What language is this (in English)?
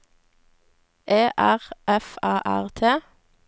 Norwegian